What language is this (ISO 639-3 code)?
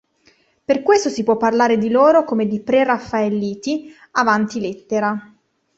ita